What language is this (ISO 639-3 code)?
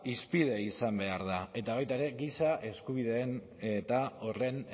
eus